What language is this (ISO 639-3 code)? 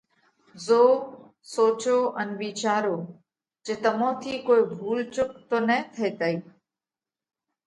kvx